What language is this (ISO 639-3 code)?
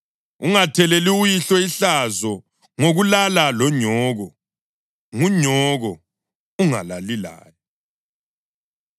nde